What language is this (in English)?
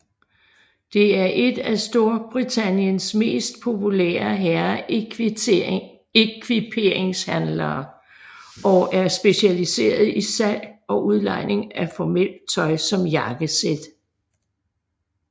Danish